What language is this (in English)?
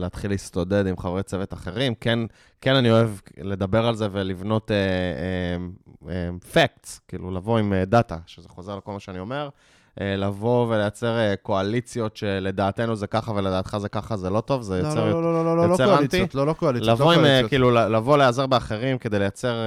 Hebrew